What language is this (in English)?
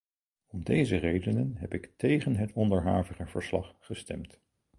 Dutch